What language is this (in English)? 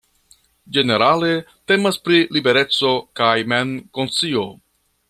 Esperanto